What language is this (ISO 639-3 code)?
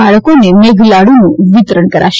guj